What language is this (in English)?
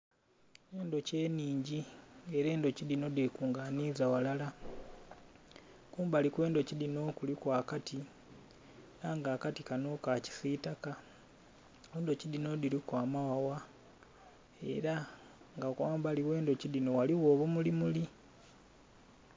Soga